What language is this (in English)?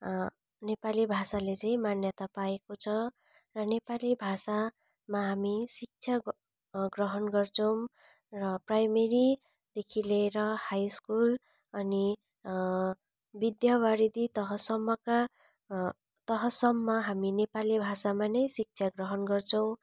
Nepali